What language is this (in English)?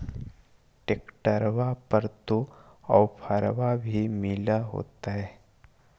Magahi